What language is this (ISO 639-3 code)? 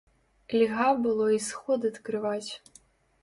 bel